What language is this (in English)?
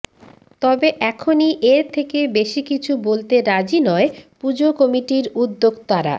Bangla